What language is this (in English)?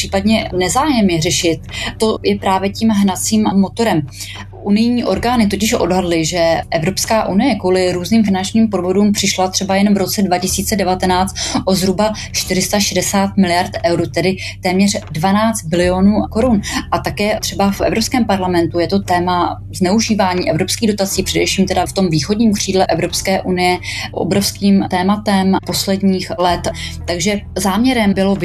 Czech